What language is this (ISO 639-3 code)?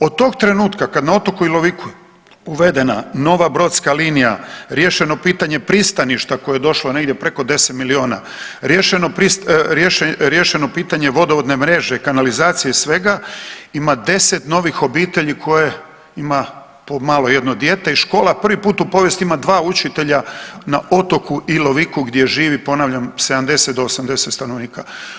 hrv